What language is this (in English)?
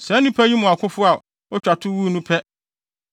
Akan